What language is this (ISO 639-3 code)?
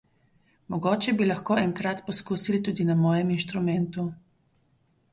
slv